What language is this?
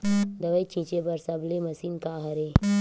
Chhattisgarhi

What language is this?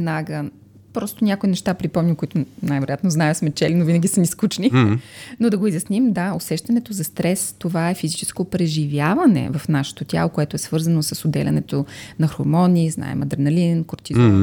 Bulgarian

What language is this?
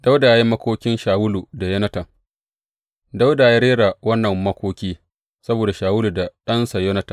Hausa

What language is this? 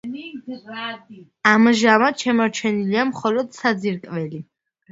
Georgian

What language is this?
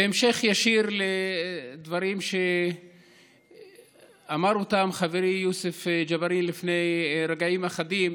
Hebrew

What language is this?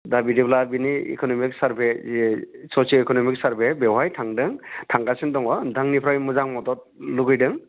Bodo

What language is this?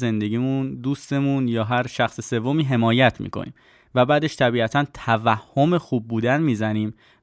Persian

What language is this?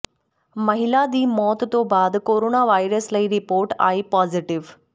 Punjabi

